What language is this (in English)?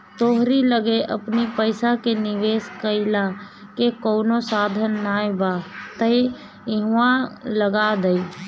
Bhojpuri